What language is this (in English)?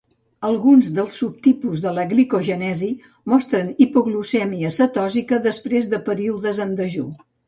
Catalan